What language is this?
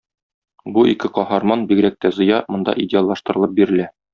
Tatar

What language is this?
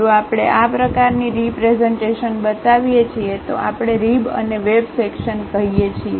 Gujarati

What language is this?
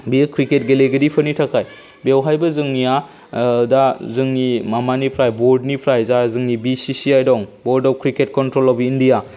Bodo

